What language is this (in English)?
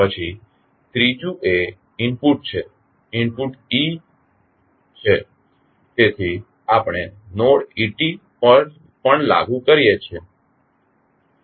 Gujarati